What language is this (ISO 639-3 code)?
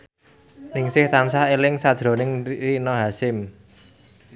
jav